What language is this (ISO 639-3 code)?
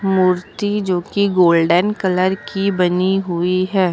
hin